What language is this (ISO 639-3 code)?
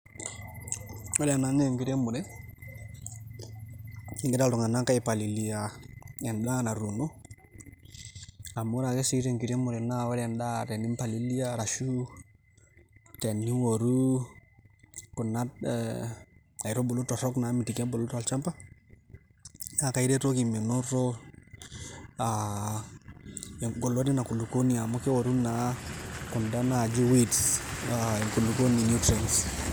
mas